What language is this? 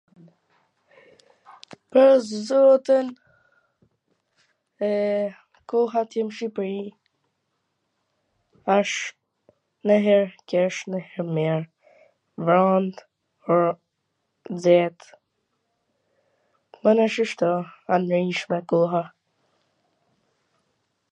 Gheg Albanian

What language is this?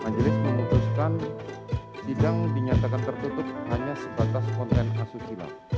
Indonesian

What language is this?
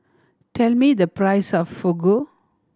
English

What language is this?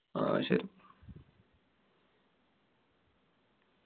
Malayalam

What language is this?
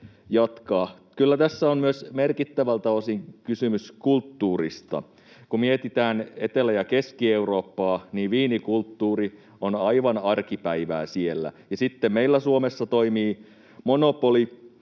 Finnish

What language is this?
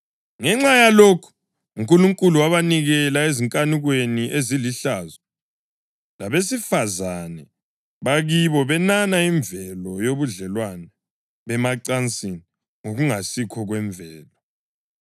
North Ndebele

